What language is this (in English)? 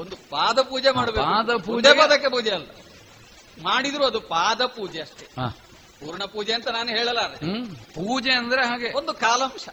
Kannada